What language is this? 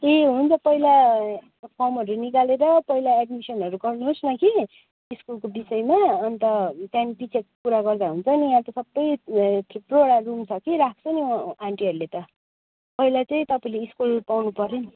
Nepali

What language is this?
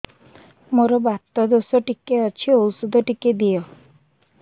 Odia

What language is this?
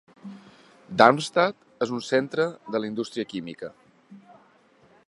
Catalan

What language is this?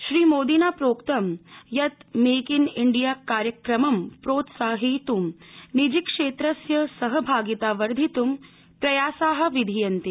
Sanskrit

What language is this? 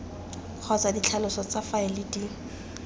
Tswana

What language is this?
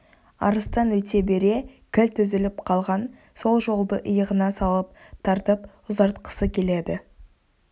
Kazakh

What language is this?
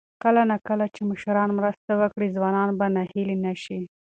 Pashto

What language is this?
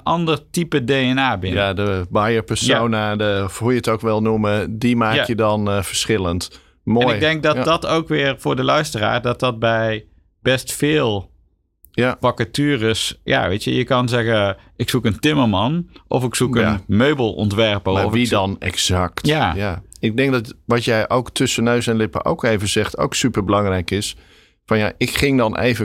Dutch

